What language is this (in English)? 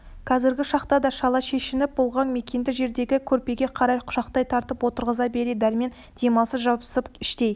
Kazakh